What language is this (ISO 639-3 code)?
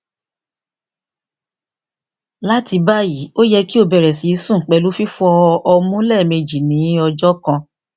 yor